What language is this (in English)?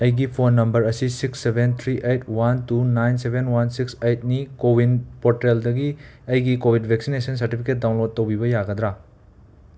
Manipuri